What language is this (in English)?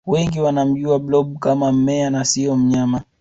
Swahili